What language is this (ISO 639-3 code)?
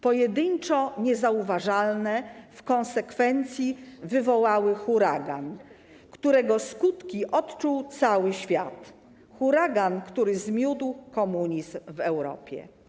pol